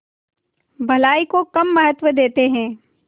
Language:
Hindi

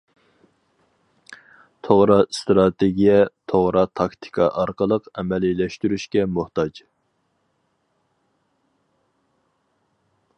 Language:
Uyghur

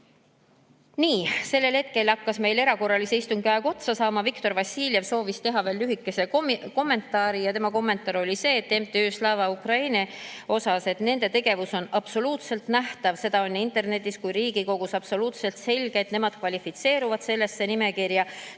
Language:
Estonian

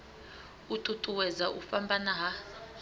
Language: Venda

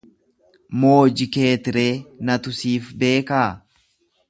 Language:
Oromo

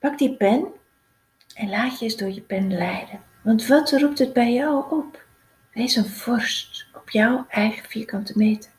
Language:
Dutch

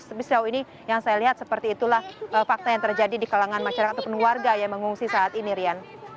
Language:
Indonesian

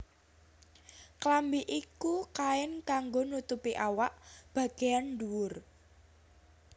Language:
Javanese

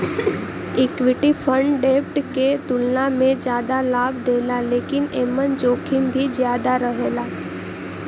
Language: Bhojpuri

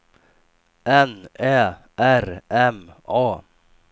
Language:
Swedish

